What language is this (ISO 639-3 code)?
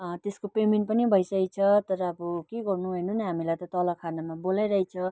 nep